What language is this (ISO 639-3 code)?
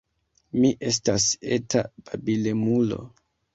epo